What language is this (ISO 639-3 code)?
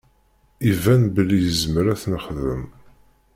kab